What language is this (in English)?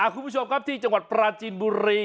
Thai